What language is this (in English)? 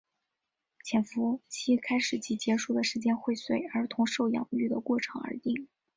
Chinese